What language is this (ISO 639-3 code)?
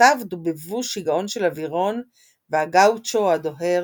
heb